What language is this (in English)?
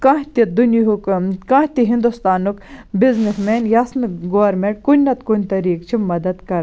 Kashmiri